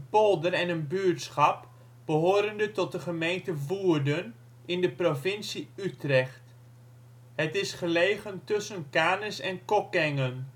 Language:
Dutch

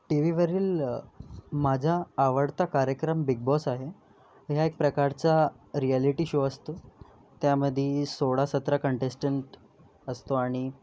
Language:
Marathi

